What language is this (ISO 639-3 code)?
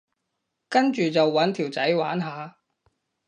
yue